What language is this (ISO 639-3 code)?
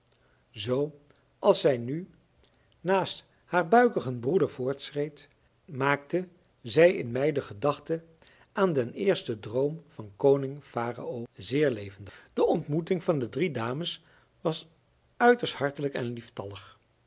nld